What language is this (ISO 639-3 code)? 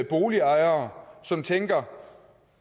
dan